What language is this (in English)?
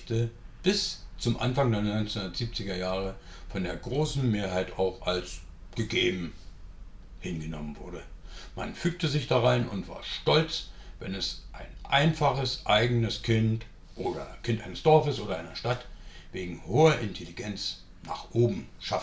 German